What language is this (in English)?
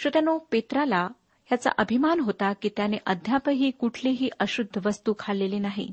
Marathi